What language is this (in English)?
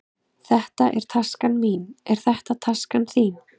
Icelandic